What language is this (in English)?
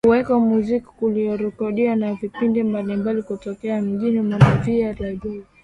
Swahili